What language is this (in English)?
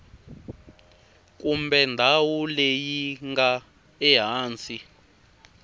Tsonga